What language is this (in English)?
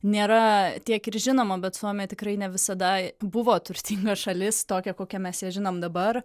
Lithuanian